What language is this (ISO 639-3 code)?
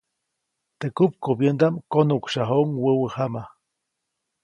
zoc